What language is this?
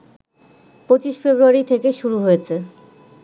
Bangla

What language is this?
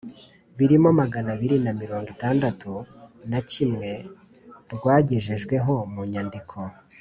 Kinyarwanda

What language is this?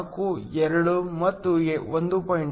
Kannada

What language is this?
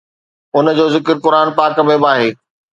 Sindhi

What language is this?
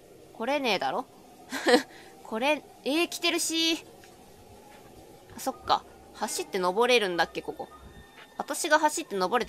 Japanese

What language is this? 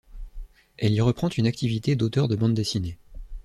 French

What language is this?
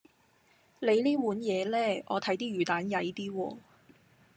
Cantonese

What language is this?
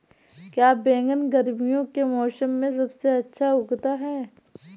Hindi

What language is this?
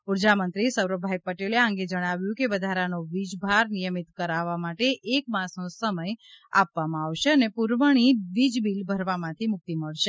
Gujarati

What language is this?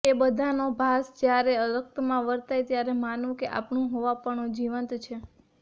Gujarati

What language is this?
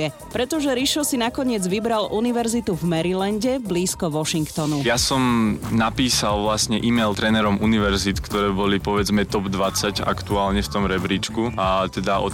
Slovak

